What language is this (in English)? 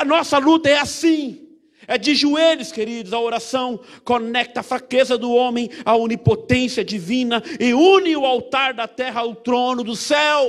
Portuguese